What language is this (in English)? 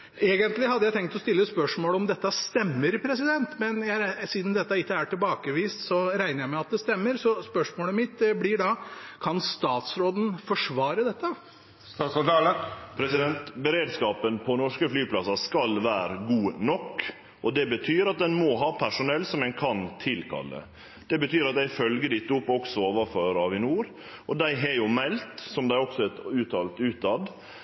Norwegian